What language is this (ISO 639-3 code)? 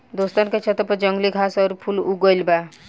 bho